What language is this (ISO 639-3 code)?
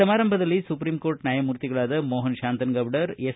kan